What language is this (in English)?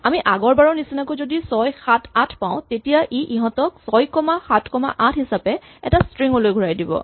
Assamese